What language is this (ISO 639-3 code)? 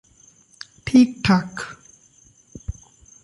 hin